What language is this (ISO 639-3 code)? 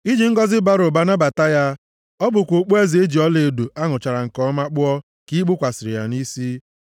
ibo